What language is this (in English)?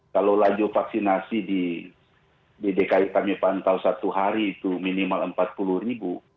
Indonesian